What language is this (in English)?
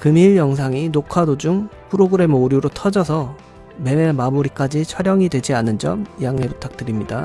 Korean